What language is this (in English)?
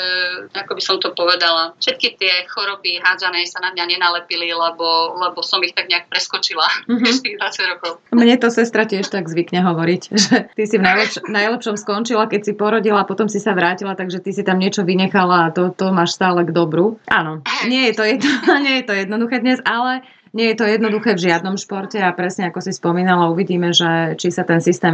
Slovak